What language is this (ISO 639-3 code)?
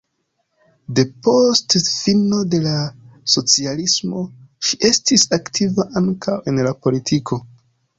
epo